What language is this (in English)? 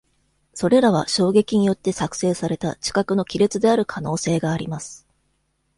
Japanese